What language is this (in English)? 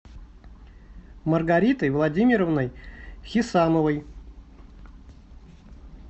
Russian